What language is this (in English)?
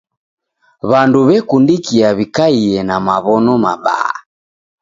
Taita